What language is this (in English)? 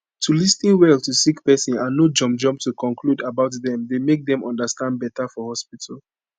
Nigerian Pidgin